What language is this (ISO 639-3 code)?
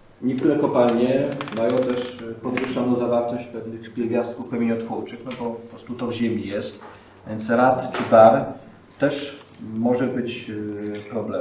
pol